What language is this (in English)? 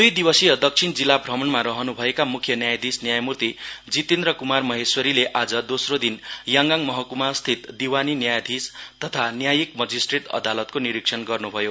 Nepali